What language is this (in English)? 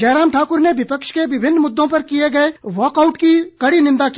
Hindi